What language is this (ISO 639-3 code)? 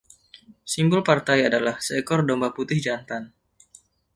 ind